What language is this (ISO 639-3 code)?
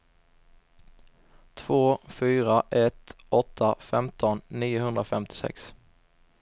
swe